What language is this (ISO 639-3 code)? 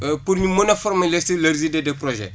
wol